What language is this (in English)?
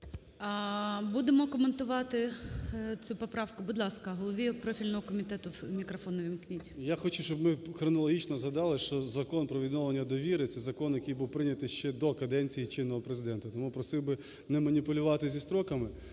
Ukrainian